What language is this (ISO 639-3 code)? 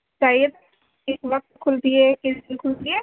urd